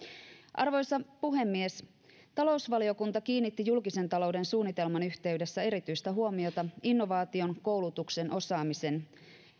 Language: Finnish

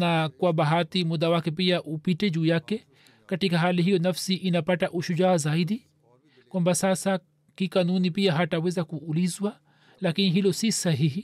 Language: Swahili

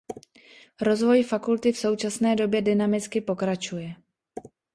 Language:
Czech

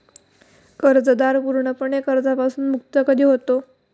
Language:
Marathi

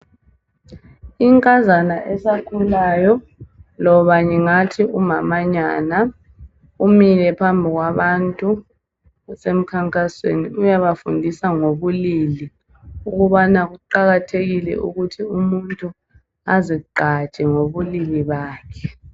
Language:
North Ndebele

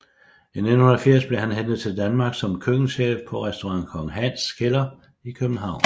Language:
Danish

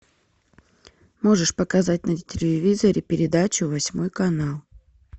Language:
Russian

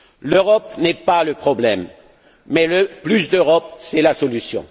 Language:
French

